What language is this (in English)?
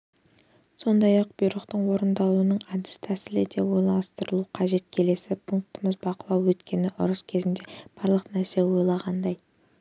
Kazakh